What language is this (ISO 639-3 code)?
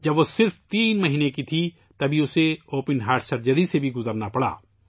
urd